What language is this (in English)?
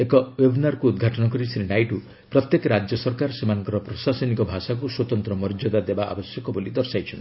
Odia